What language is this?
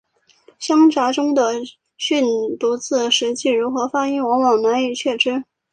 Chinese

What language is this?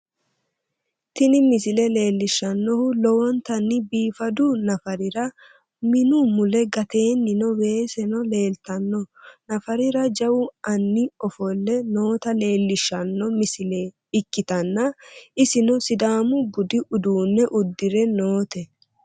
Sidamo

